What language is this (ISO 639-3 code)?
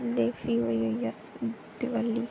doi